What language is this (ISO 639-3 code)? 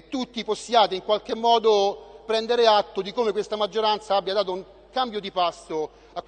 ita